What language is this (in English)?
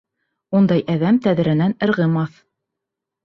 Bashkir